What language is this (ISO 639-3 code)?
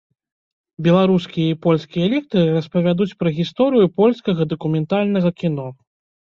bel